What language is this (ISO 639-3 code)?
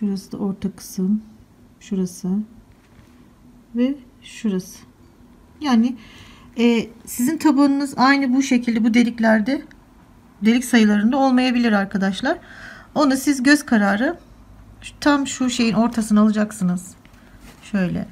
tur